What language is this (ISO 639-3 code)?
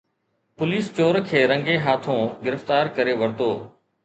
snd